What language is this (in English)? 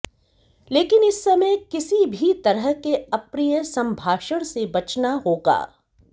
Hindi